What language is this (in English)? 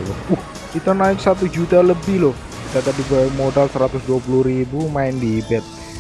Indonesian